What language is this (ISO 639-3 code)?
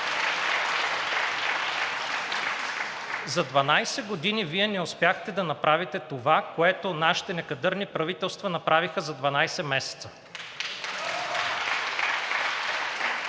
bul